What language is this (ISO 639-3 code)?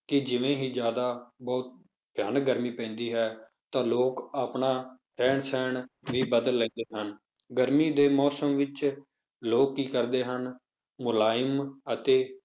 pan